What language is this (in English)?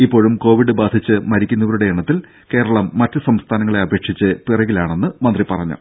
Malayalam